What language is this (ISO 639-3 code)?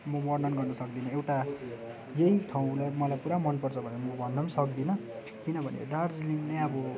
nep